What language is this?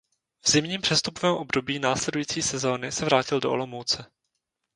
Czech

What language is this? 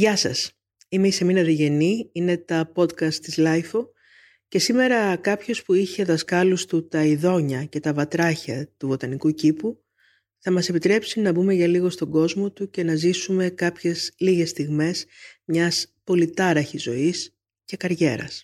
Greek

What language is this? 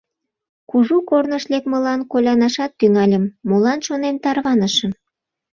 Mari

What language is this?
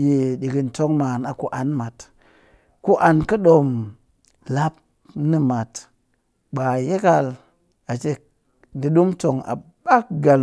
Cakfem-Mushere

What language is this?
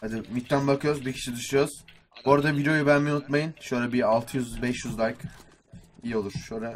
Turkish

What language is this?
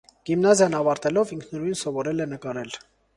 Armenian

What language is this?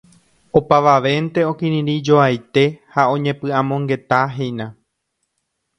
Guarani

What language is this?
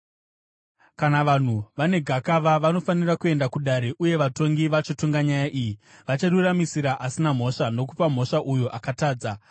Shona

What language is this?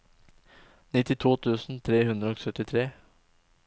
Norwegian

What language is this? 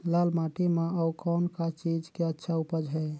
Chhattisgarhi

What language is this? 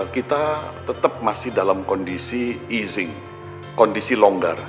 Indonesian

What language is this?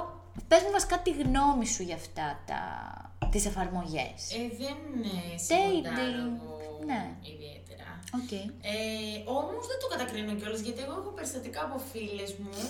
Greek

